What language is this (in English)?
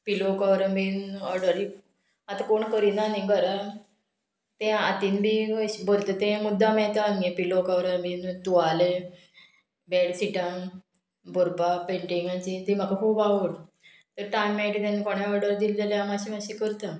Konkani